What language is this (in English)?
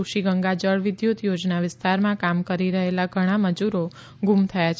Gujarati